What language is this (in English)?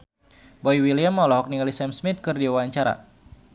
Sundanese